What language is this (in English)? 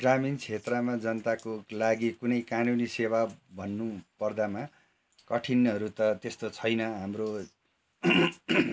Nepali